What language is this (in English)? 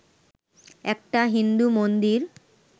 Bangla